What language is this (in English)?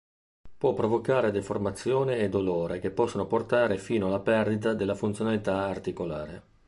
Italian